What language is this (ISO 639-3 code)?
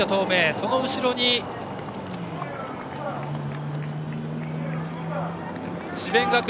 jpn